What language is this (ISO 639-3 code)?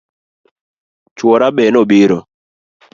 luo